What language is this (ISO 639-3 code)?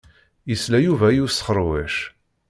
kab